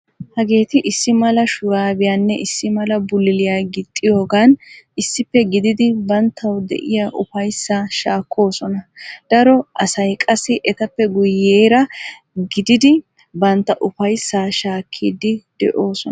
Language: Wolaytta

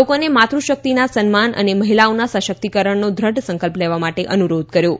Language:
Gujarati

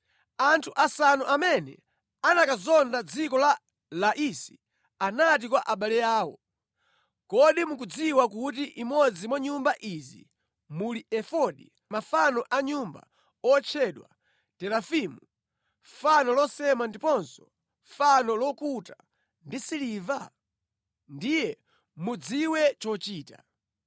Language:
Nyanja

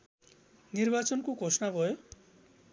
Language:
Nepali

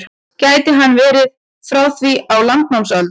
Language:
Icelandic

